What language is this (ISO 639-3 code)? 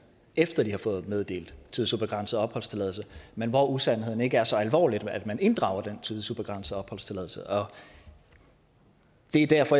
dan